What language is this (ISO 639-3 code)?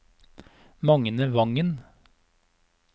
nor